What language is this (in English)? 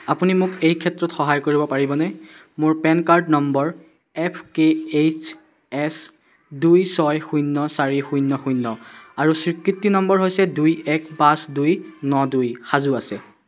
Assamese